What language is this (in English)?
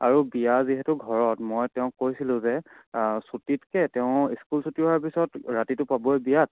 Assamese